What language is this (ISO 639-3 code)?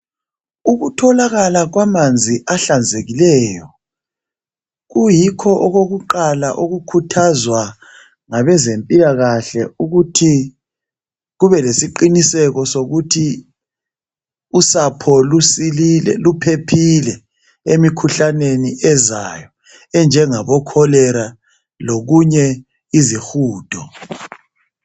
nde